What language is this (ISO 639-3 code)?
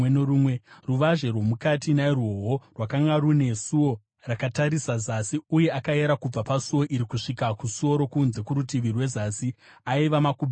sna